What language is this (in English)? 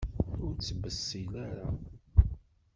Kabyle